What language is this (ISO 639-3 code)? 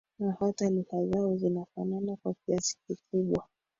swa